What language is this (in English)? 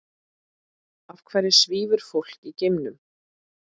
Icelandic